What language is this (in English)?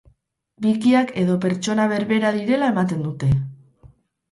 Basque